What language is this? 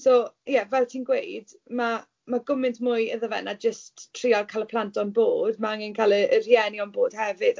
Welsh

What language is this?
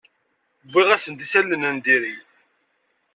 Kabyle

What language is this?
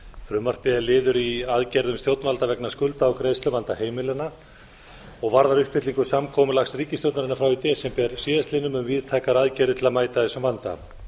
Icelandic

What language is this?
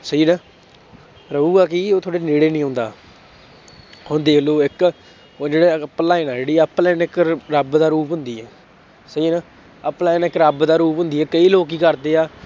Punjabi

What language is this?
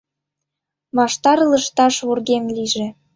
Mari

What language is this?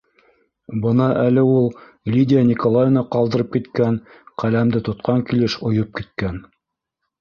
Bashkir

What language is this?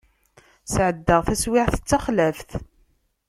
Kabyle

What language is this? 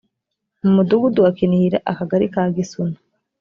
Kinyarwanda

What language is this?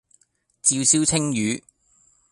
Cantonese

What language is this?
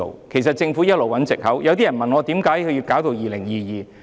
Cantonese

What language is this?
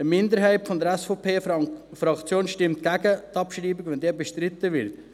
Swiss German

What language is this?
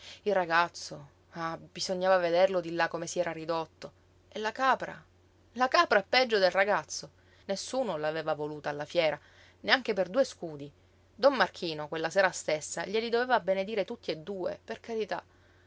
Italian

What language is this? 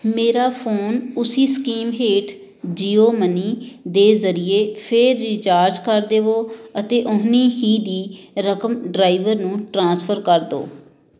Punjabi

